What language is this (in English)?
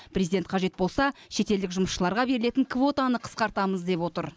Kazakh